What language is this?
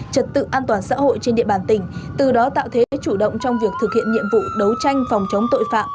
Vietnamese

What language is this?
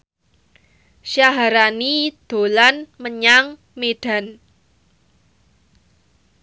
Javanese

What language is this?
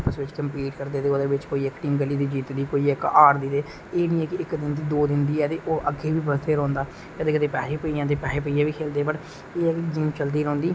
Dogri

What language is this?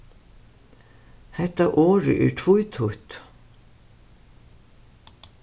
Faroese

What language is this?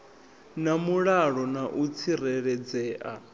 Venda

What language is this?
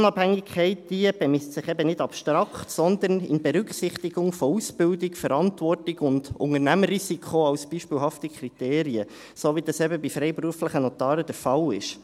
Swiss German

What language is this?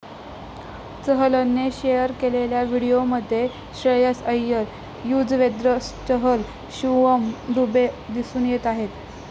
Marathi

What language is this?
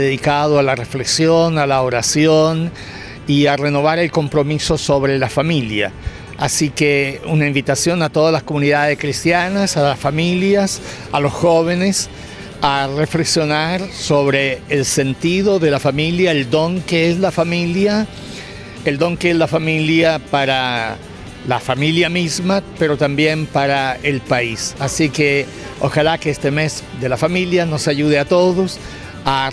Spanish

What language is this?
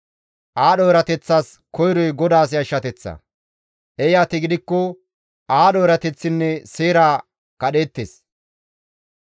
Gamo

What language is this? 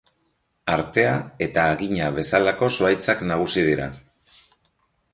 Basque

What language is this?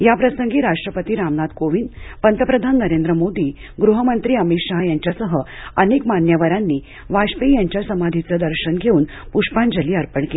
Marathi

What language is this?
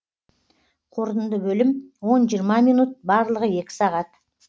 Kazakh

